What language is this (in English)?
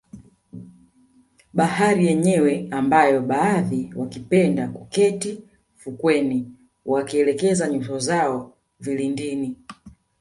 Swahili